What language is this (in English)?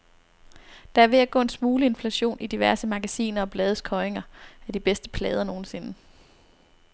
Danish